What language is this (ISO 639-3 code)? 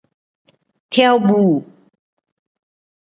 cpx